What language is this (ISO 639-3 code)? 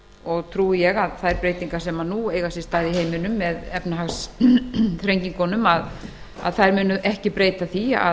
isl